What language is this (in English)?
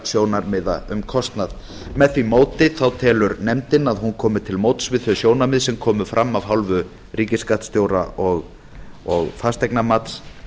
Icelandic